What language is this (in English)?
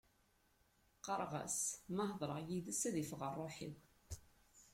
Kabyle